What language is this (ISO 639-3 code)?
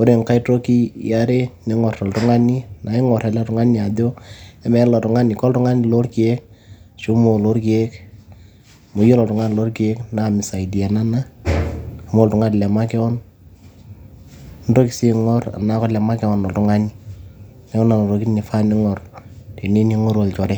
mas